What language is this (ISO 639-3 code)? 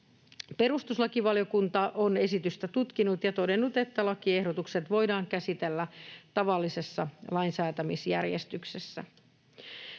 fin